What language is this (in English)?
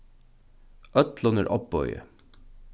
Faroese